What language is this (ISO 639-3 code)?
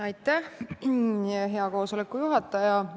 est